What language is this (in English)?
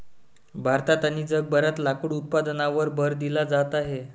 Marathi